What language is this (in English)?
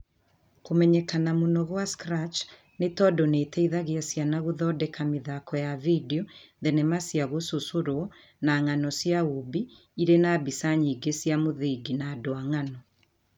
Kikuyu